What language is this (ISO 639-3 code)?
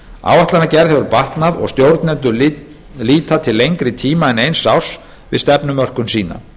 isl